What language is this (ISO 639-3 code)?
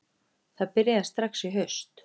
isl